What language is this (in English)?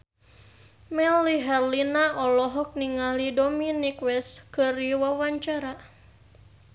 Sundanese